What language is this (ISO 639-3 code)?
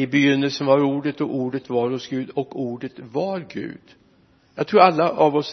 swe